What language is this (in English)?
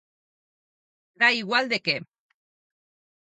Galician